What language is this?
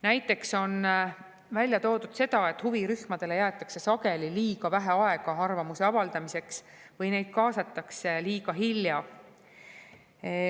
Estonian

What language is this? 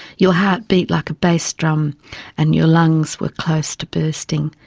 English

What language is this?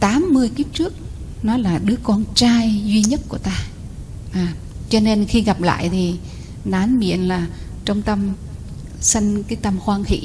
Vietnamese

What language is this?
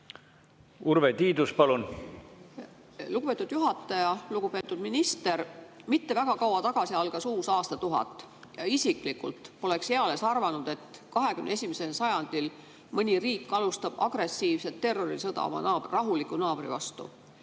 Estonian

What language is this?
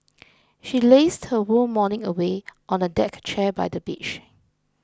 English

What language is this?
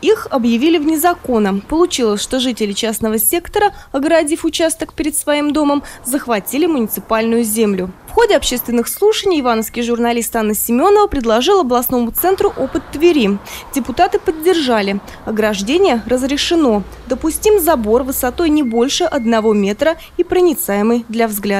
Russian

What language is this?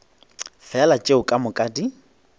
Northern Sotho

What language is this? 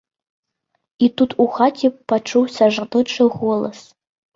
Belarusian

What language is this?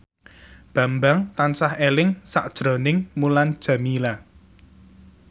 Javanese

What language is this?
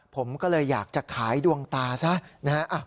Thai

